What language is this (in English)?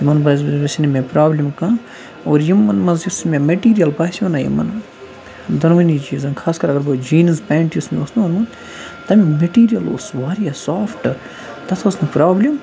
Kashmiri